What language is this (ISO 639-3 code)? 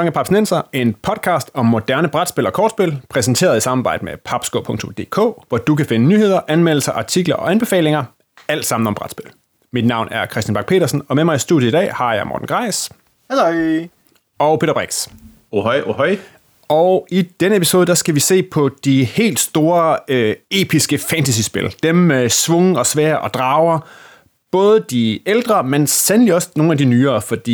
dan